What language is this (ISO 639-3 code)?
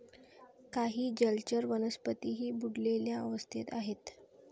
mar